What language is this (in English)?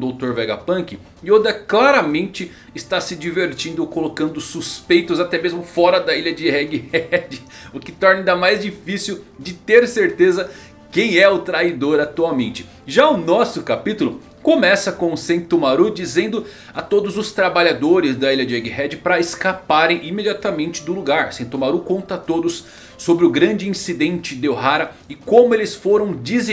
Portuguese